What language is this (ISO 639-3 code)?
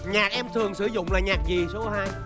vie